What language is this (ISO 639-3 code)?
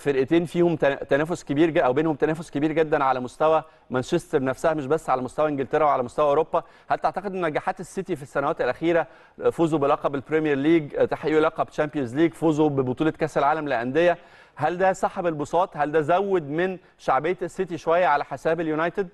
ara